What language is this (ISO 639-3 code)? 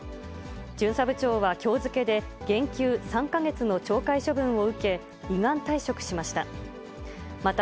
jpn